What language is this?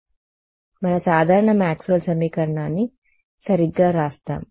Telugu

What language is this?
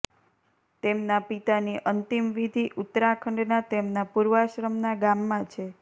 Gujarati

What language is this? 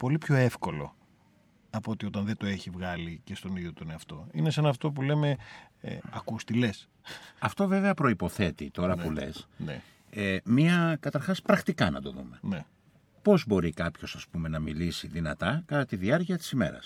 Greek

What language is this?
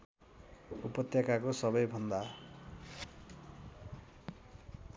Nepali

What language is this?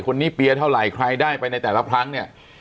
Thai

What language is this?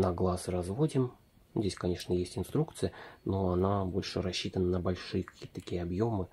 Russian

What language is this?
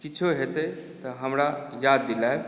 Maithili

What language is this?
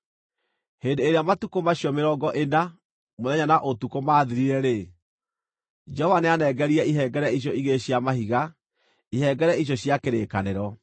Kikuyu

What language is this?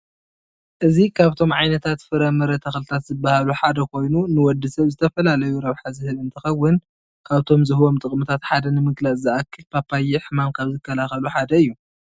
Tigrinya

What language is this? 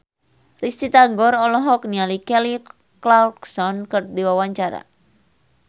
Sundanese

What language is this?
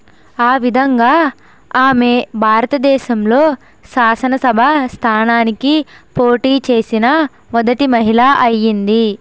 Telugu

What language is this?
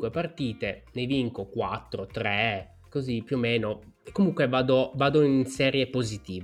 Italian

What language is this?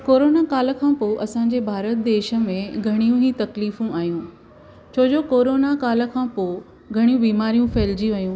Sindhi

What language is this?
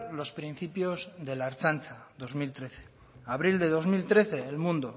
Spanish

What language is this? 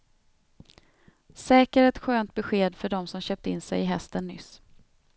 Swedish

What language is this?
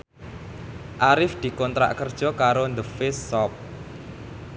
Javanese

